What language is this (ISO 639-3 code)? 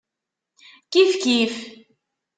kab